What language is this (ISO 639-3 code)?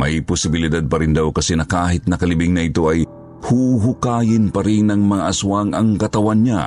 fil